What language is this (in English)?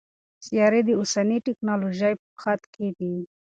Pashto